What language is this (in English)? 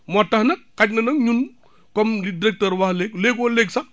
Wolof